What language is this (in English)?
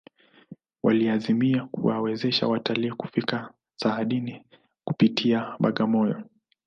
Swahili